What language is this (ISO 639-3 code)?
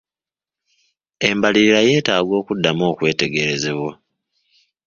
lug